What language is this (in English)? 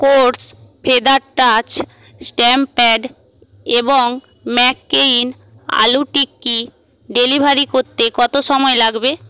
Bangla